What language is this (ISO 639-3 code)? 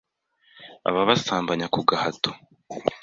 kin